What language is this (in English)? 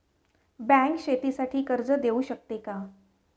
Marathi